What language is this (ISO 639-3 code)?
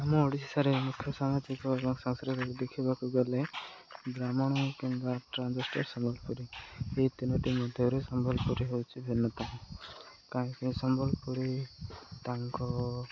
ori